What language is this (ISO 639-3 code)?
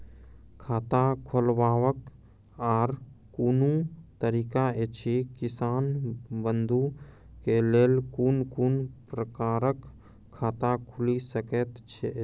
mai